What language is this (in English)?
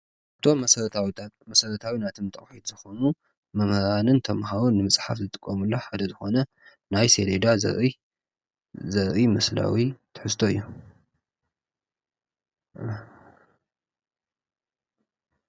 Tigrinya